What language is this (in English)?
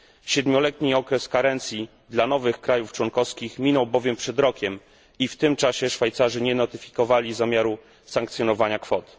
Polish